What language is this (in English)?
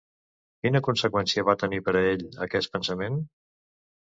Catalan